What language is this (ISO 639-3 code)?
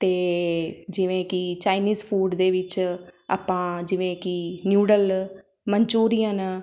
pan